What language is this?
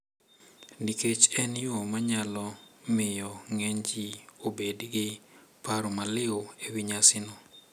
Luo (Kenya and Tanzania)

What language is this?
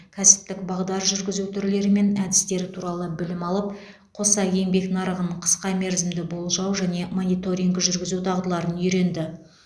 Kazakh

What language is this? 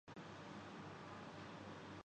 Urdu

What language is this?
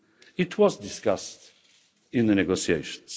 English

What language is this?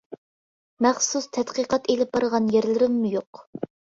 Uyghur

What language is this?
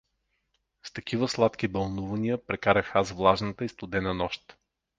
Bulgarian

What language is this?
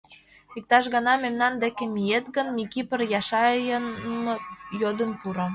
Mari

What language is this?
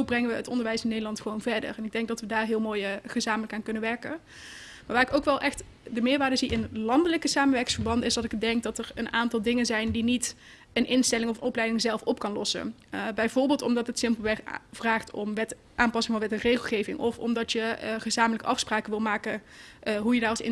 Dutch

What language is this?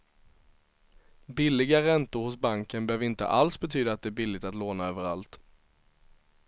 Swedish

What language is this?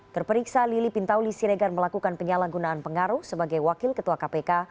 Indonesian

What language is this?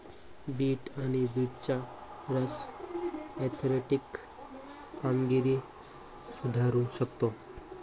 Marathi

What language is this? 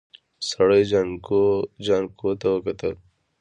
Pashto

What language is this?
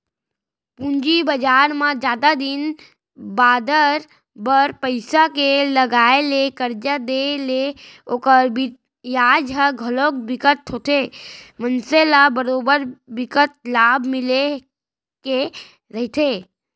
Chhattisgarhi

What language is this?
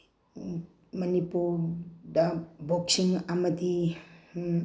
Manipuri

